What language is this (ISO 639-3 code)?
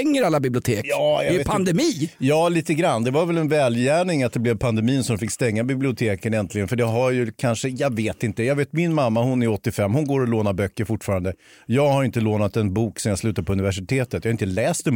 swe